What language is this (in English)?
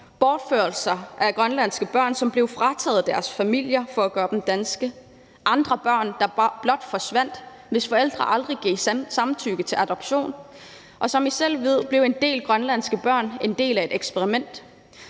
Danish